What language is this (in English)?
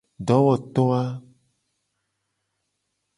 Gen